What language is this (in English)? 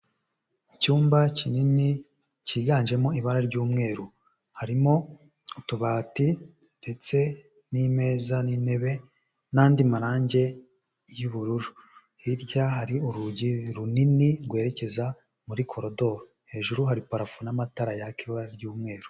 Kinyarwanda